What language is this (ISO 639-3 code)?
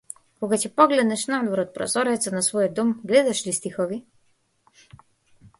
mkd